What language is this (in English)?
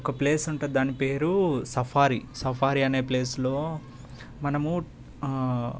Telugu